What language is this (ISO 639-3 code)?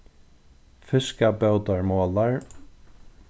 fao